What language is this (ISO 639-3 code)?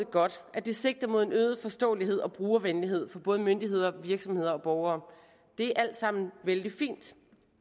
dan